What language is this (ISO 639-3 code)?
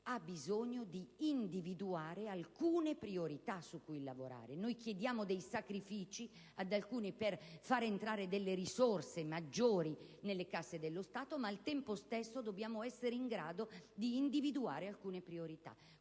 ita